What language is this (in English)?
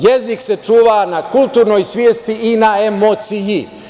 Serbian